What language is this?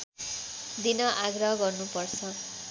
Nepali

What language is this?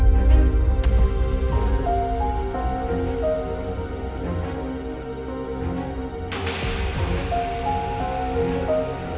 Indonesian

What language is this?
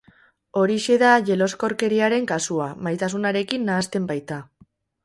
Basque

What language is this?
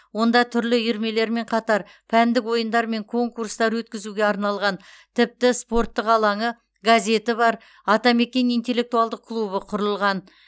Kazakh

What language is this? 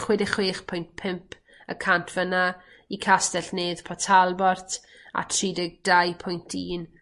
Welsh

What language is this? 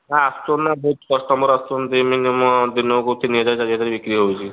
Odia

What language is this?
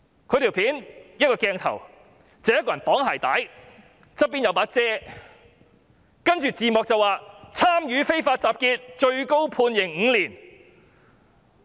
Cantonese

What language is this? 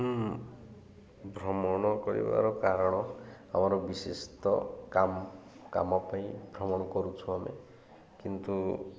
Odia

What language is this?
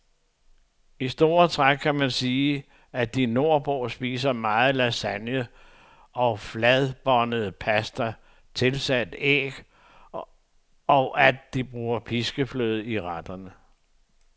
Danish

